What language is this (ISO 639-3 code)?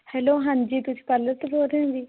pan